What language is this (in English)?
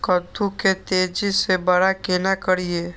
Maithili